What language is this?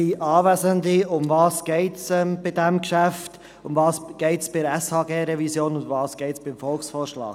Swiss German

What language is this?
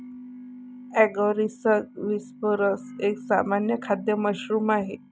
Marathi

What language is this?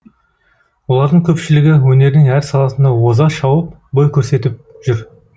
Kazakh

